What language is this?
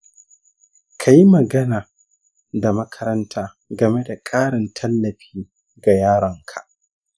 Hausa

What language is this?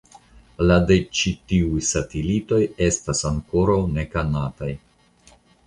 Esperanto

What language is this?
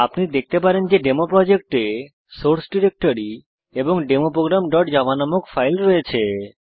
Bangla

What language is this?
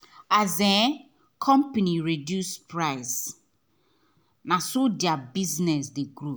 Nigerian Pidgin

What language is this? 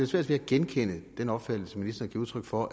Danish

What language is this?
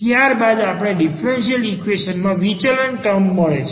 Gujarati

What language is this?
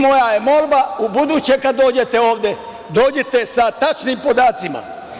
Serbian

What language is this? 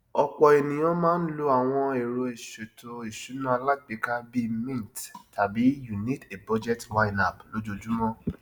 Yoruba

